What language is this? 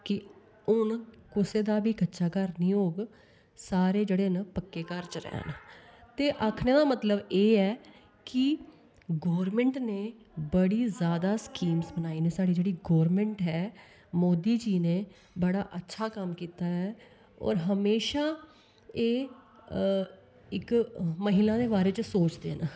Dogri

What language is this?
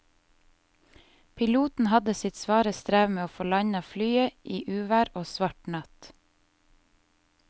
Norwegian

